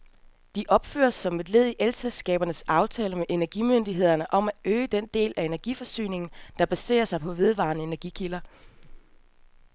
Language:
Danish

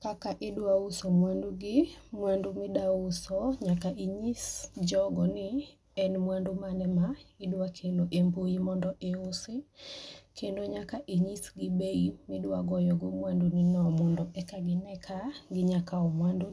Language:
Luo (Kenya and Tanzania)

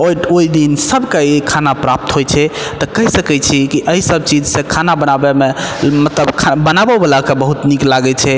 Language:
Maithili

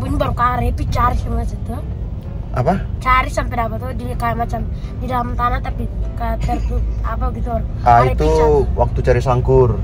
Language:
Indonesian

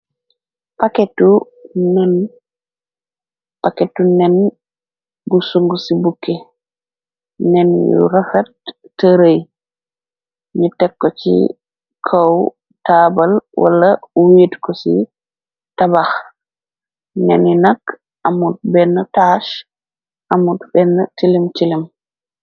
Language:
Wolof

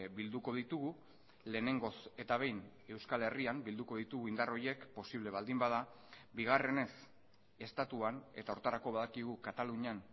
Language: Basque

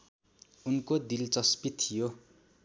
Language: Nepali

